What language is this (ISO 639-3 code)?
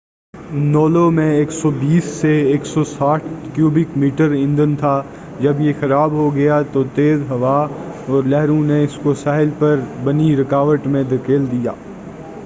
urd